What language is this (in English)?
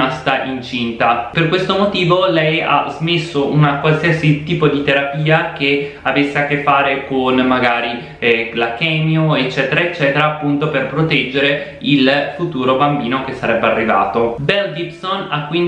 Italian